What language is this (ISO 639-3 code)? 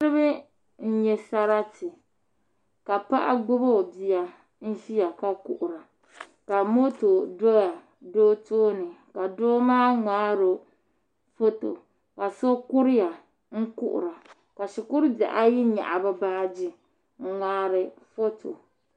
dag